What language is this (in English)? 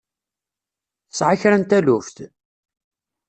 Kabyle